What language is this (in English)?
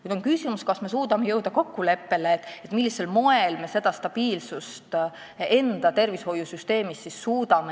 Estonian